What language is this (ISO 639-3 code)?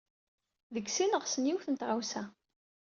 kab